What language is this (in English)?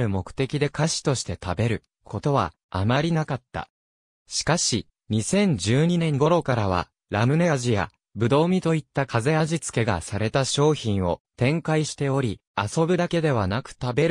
Japanese